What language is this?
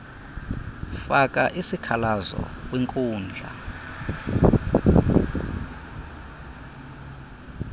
Xhosa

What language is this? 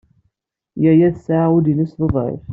Kabyle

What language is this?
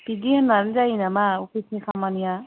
Bodo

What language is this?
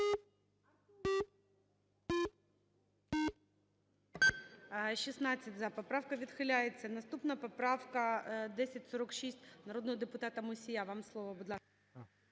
Ukrainian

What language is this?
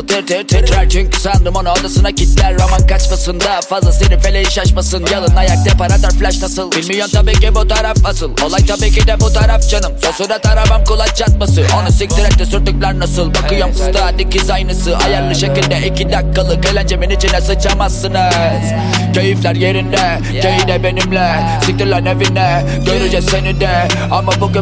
Turkish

